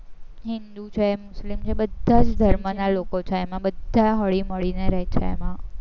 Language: Gujarati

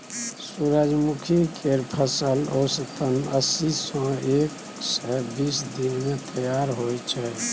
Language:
Maithili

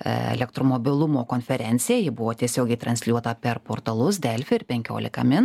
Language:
Lithuanian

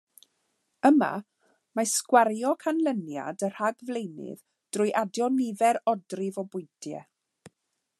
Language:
Welsh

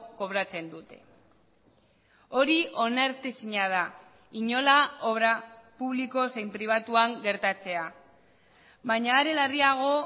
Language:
Basque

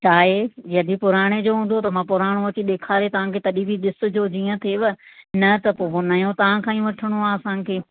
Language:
Sindhi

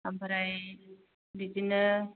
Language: Bodo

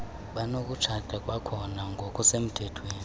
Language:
Xhosa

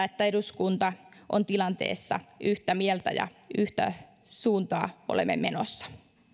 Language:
Finnish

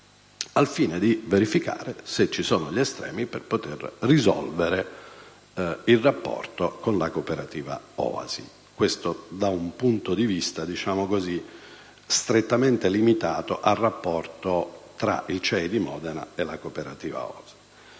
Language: Italian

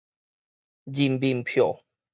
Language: Min Nan Chinese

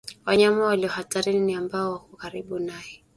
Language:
Swahili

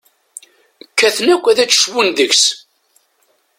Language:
Kabyle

